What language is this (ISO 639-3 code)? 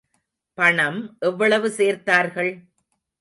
tam